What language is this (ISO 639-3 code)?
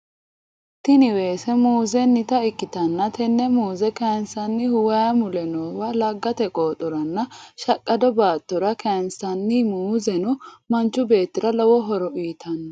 sid